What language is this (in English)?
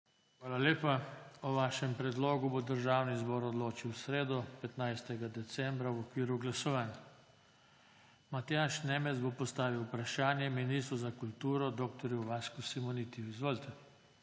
Slovenian